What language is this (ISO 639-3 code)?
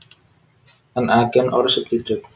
jav